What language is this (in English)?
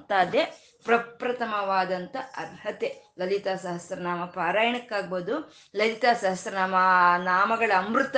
Kannada